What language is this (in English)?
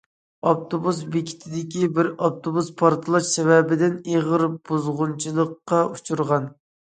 Uyghur